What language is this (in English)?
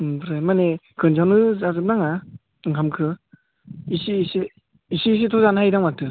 Bodo